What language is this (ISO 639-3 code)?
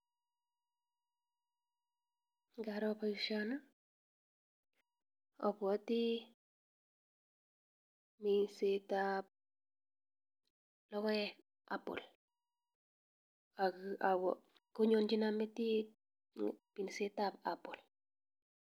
kln